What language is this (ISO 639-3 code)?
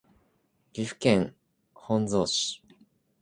jpn